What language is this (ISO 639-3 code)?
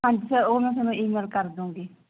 pan